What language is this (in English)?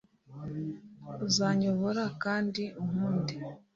Kinyarwanda